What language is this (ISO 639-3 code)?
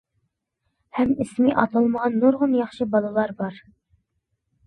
uig